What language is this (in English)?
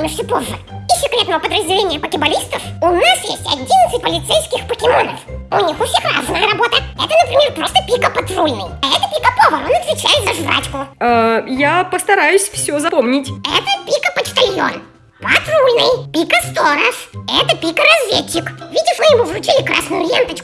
Russian